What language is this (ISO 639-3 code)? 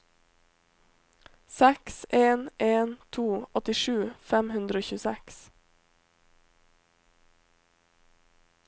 nor